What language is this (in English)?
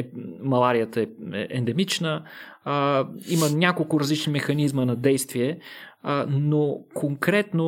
Bulgarian